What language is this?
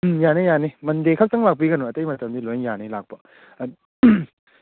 Manipuri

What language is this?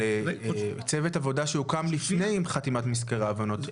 Hebrew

